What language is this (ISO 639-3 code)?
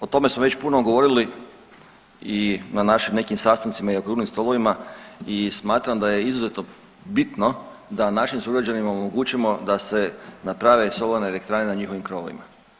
hrv